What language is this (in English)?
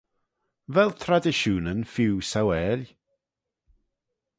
Manx